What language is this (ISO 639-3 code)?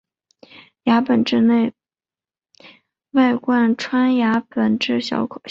zho